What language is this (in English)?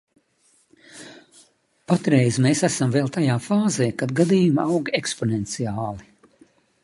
Latvian